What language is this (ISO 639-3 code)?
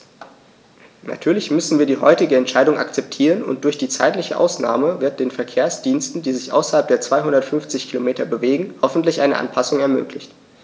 deu